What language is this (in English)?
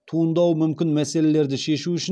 Kazakh